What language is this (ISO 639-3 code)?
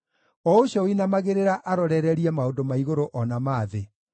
kik